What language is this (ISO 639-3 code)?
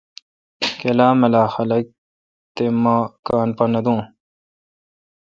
xka